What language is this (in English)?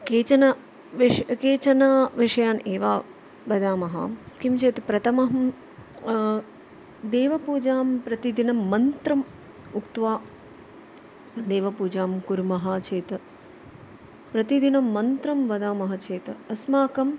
Sanskrit